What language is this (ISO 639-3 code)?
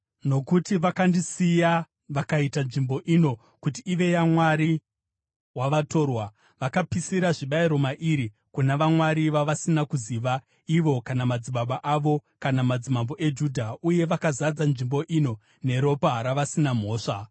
sna